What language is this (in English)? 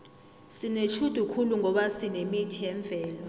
South Ndebele